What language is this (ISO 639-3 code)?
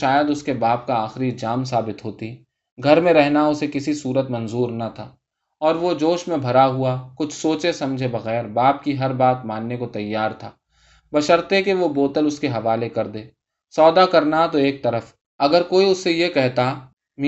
urd